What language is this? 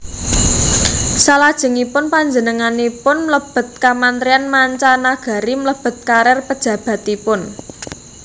Javanese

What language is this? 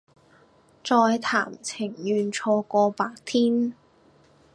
Cantonese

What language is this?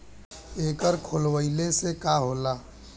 Bhojpuri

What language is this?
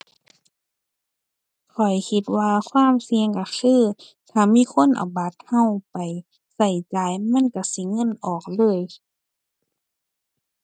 Thai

